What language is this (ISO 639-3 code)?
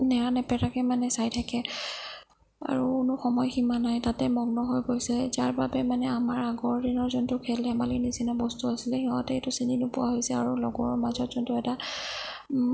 asm